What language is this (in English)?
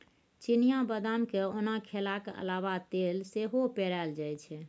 Maithili